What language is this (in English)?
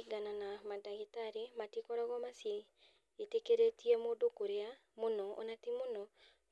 Kikuyu